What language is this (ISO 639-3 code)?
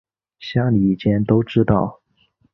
zho